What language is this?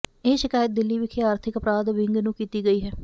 Punjabi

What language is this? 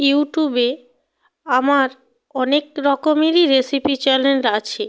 Bangla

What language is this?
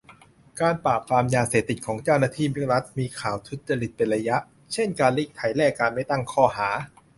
Thai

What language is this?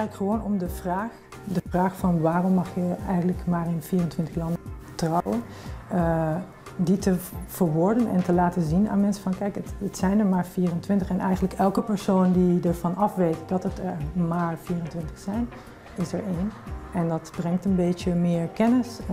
Dutch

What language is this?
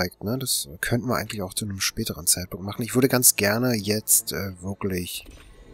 German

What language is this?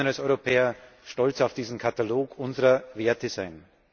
German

